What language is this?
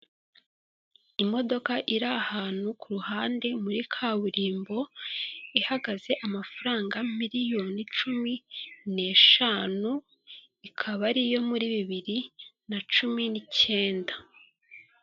Kinyarwanda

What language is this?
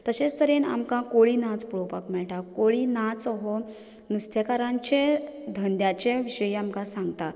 Konkani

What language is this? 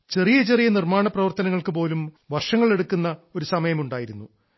Malayalam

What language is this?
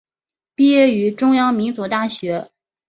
Chinese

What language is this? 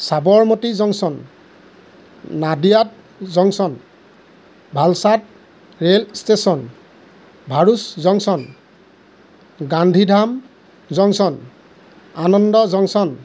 Assamese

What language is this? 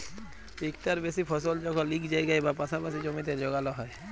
Bangla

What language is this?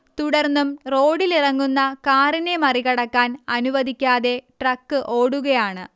Malayalam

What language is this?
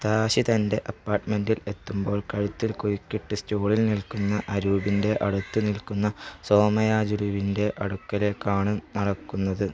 Malayalam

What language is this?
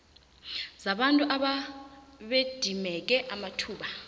South Ndebele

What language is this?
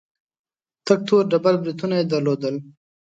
Pashto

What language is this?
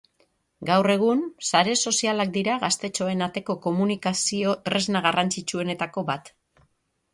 Basque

